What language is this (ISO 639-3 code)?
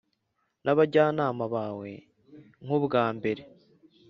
kin